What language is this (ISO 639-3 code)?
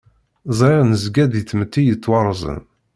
kab